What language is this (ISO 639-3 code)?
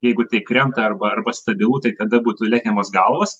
lit